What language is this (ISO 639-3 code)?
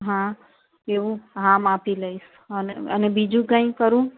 guj